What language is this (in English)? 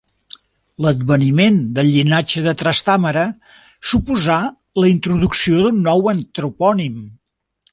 Catalan